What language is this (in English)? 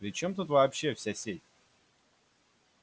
Russian